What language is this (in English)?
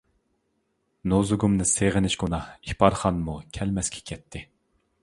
Uyghur